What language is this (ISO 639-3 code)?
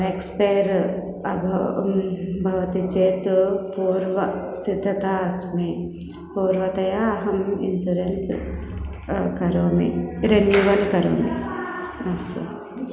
san